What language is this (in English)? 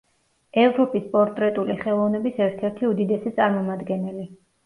Georgian